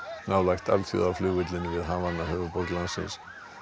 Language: Icelandic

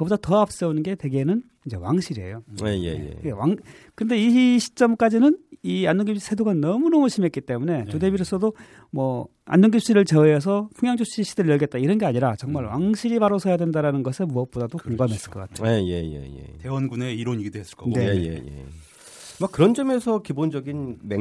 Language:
Korean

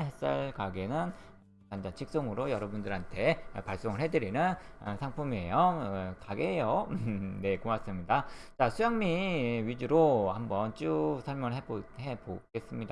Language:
Korean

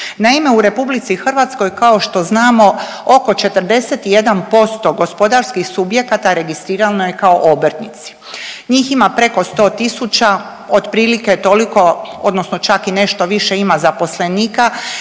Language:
Croatian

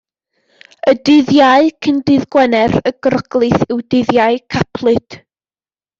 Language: Welsh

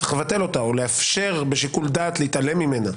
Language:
Hebrew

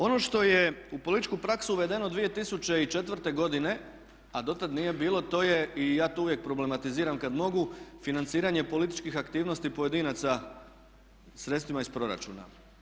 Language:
Croatian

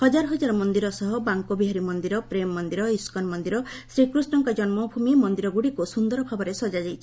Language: Odia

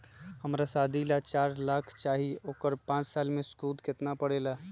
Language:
Magahi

